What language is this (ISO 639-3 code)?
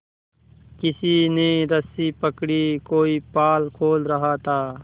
hin